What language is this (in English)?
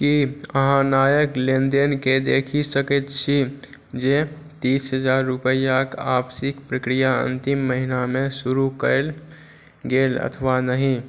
Maithili